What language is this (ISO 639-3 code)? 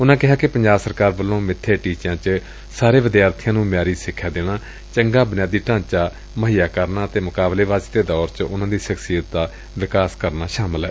pan